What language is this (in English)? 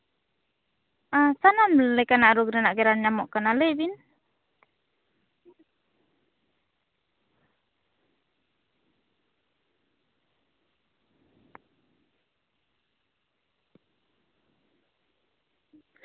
Santali